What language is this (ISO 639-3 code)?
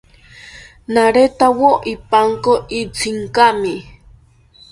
cpy